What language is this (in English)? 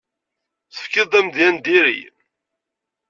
Kabyle